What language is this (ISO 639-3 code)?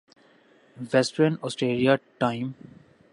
urd